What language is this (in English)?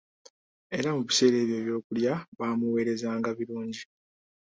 Ganda